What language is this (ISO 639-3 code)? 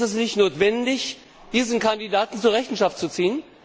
deu